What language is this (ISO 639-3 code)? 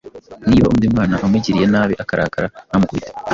kin